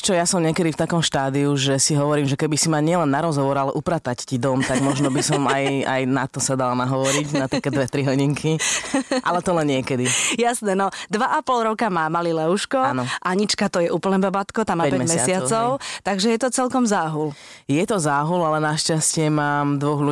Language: Slovak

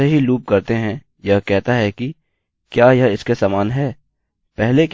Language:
Hindi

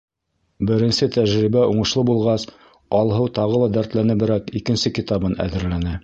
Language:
Bashkir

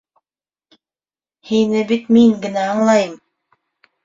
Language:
Bashkir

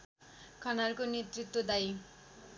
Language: Nepali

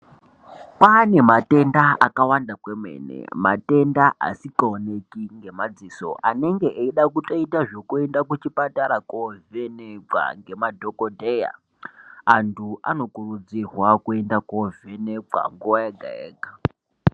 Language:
Ndau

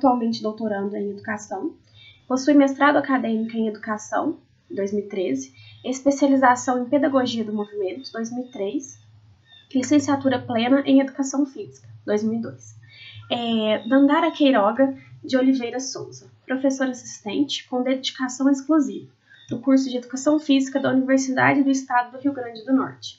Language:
Portuguese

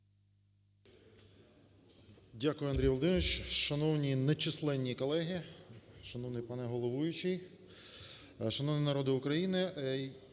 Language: Ukrainian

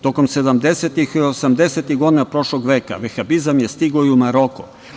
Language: Serbian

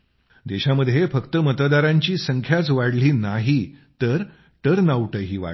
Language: Marathi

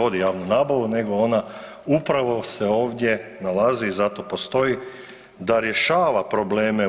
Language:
Croatian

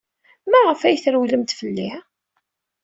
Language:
Kabyle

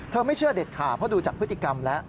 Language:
Thai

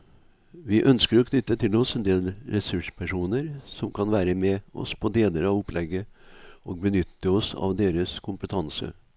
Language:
Norwegian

